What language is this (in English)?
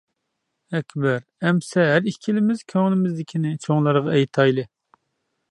Uyghur